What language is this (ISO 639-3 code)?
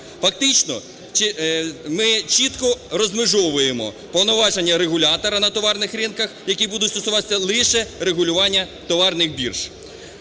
ukr